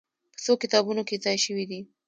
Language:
Pashto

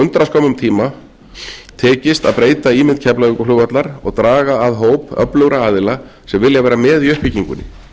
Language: Icelandic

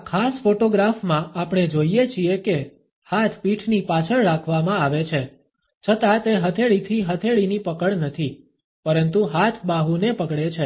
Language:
Gujarati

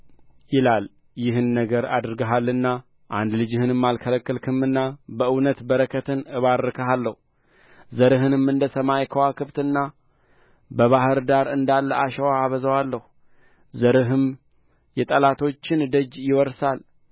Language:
Amharic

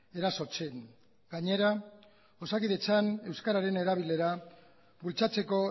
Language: Basque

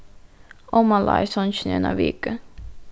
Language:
Faroese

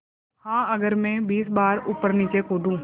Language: Hindi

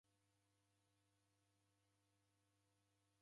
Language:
Taita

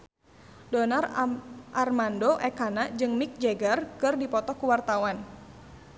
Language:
Sundanese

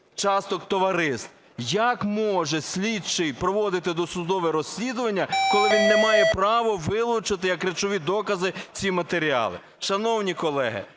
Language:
Ukrainian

